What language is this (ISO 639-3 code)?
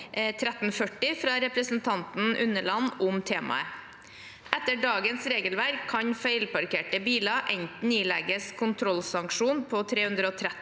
nor